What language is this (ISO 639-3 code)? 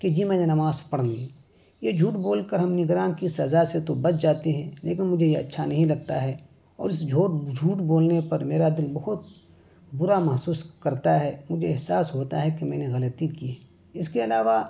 urd